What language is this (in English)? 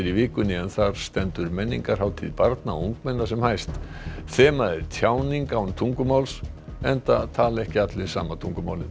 Icelandic